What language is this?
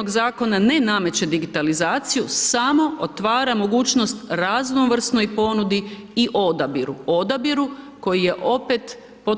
Croatian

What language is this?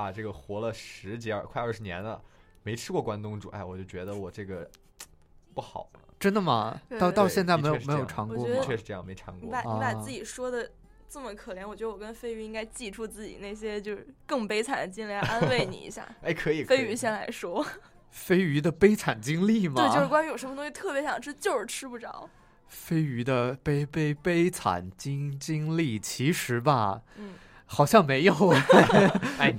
Chinese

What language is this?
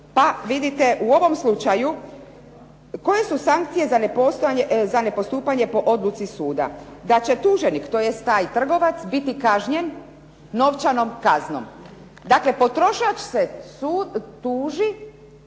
Croatian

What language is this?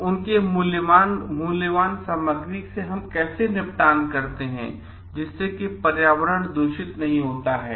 Hindi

